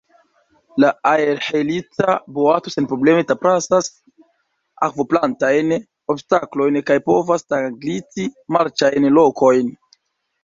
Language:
Esperanto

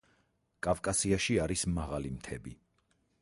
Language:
Georgian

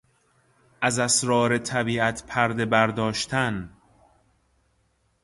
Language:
Persian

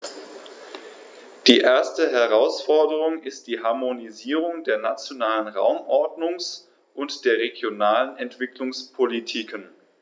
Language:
German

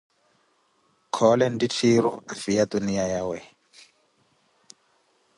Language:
Koti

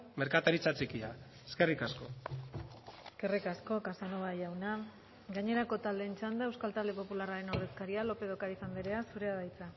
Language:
Basque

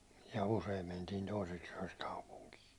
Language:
Finnish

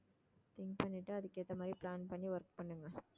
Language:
Tamil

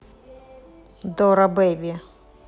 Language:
Russian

